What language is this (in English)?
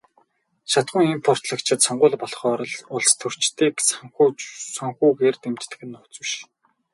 Mongolian